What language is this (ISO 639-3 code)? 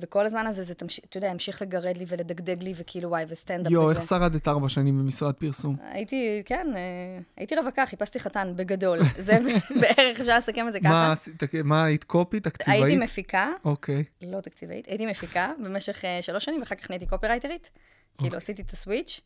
heb